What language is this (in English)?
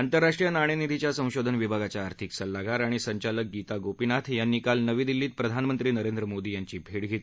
Marathi